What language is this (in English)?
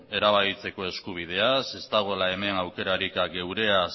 Basque